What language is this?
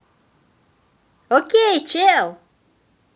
Russian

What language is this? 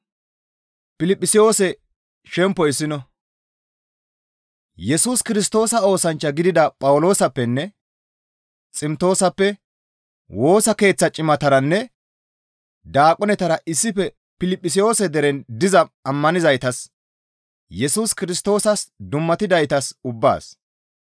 Gamo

